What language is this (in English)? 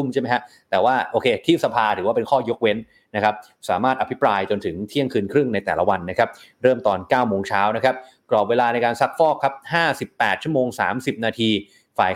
Thai